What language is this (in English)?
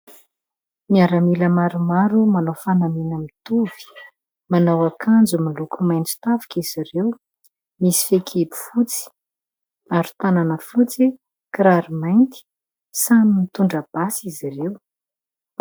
Malagasy